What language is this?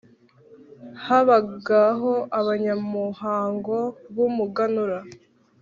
Kinyarwanda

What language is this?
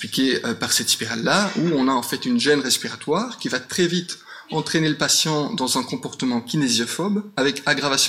French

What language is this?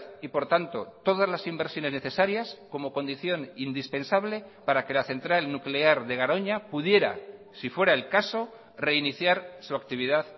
Spanish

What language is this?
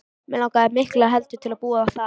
Icelandic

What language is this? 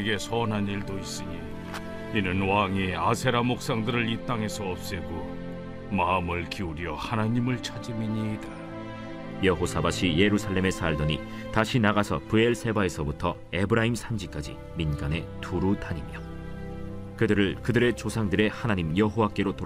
Korean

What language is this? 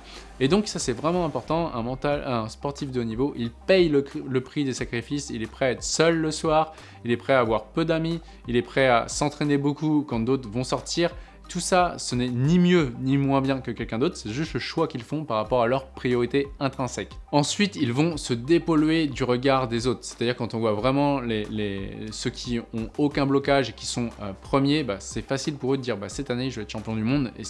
French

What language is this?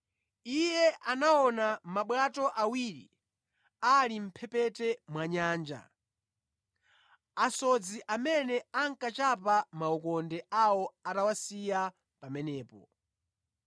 Nyanja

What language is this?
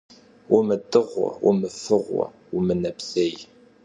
Kabardian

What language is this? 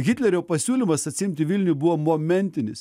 Lithuanian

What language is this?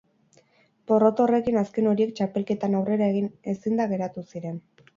Basque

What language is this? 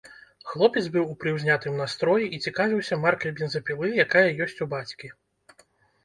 Belarusian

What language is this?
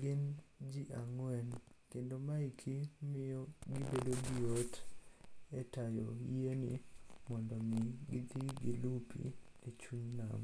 Luo (Kenya and Tanzania)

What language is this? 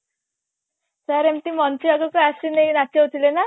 Odia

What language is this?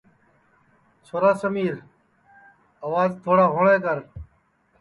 Sansi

